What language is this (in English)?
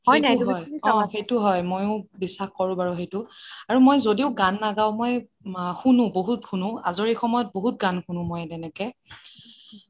Assamese